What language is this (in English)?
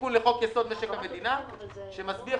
Hebrew